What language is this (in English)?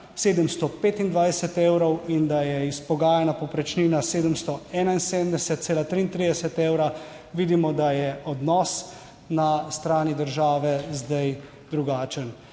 Slovenian